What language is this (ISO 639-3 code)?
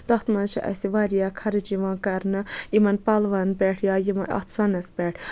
kas